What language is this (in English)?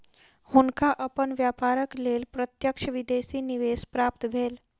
Maithili